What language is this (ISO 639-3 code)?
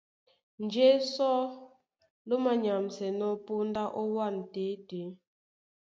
dua